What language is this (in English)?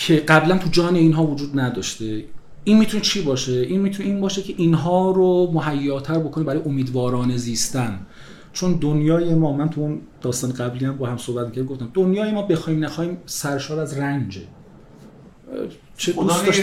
Persian